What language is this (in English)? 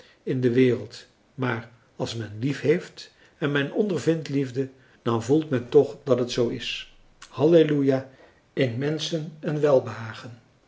Dutch